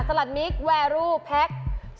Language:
Thai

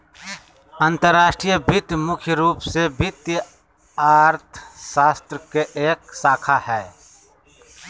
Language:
Magahi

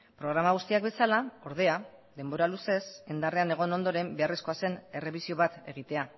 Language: Basque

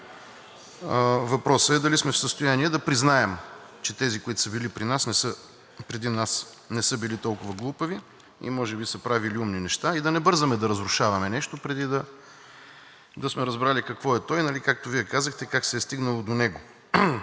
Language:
Bulgarian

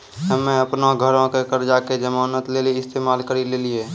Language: Maithili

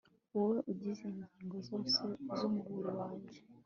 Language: Kinyarwanda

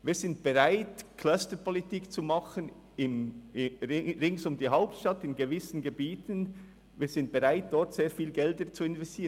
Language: Swiss German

